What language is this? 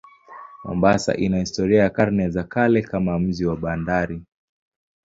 Swahili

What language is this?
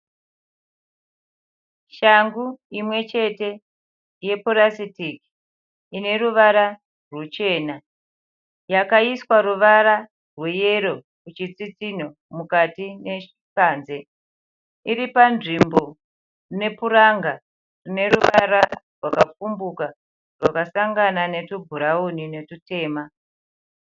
Shona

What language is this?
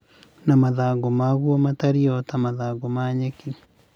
Kikuyu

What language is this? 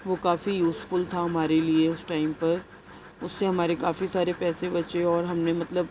Urdu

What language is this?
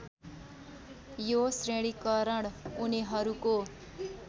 Nepali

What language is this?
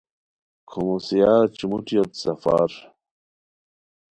Khowar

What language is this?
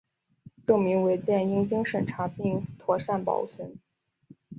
Chinese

